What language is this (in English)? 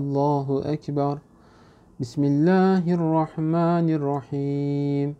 Arabic